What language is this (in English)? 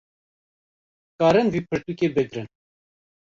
Kurdish